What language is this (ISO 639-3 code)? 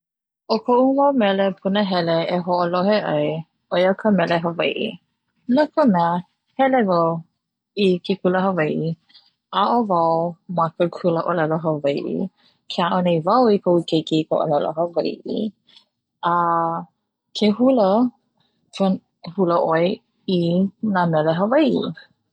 haw